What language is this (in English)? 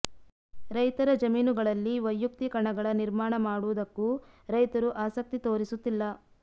Kannada